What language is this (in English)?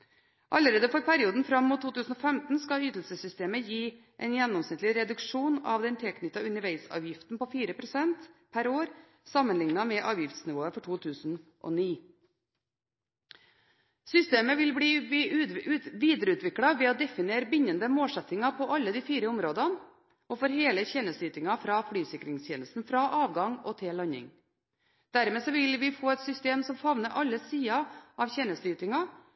Norwegian Bokmål